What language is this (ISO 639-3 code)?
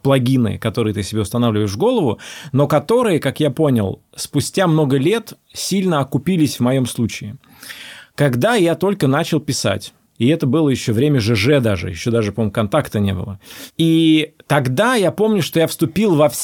rus